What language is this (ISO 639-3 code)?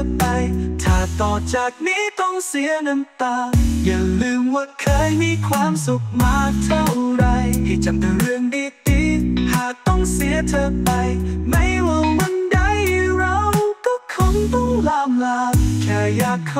tha